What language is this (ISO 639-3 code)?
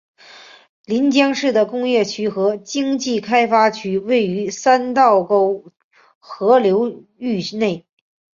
zho